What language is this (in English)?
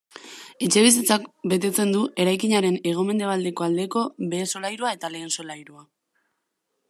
Basque